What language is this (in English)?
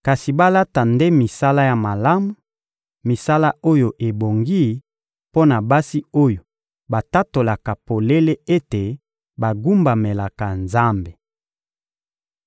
Lingala